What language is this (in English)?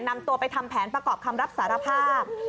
Thai